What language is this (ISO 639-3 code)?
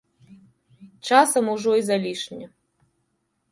bel